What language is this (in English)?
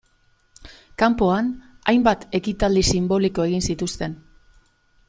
Basque